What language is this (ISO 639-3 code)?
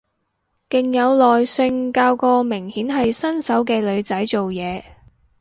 yue